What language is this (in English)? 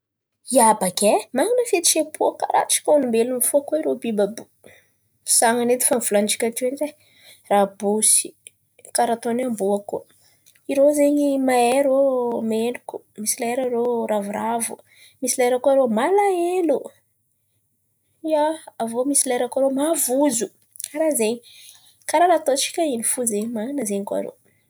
Antankarana Malagasy